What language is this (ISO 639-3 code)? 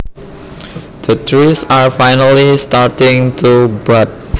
jav